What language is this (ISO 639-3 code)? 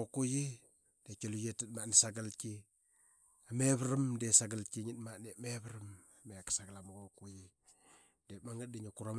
byx